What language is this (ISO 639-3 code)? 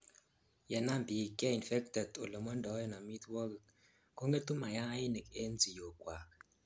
kln